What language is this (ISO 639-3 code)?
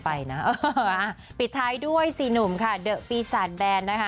tha